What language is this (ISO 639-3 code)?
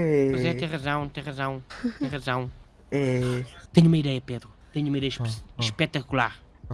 por